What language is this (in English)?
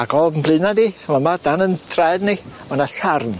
Welsh